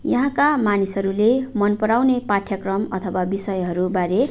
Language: Nepali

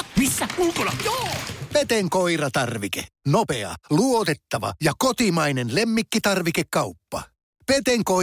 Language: Finnish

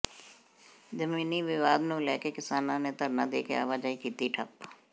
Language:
Punjabi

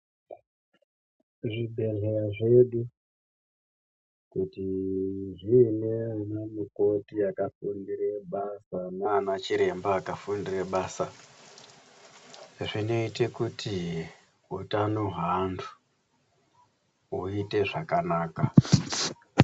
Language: Ndau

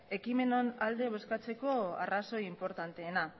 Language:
Basque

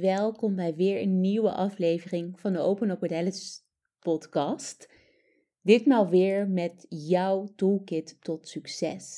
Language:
Dutch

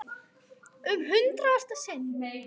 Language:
Icelandic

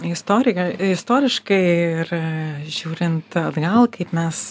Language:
Lithuanian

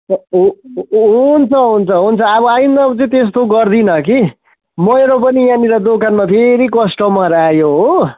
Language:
Nepali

